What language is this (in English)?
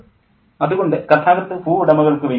Malayalam